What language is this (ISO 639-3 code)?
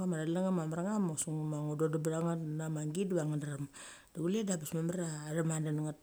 gcc